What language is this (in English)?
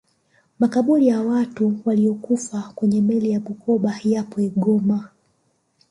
Swahili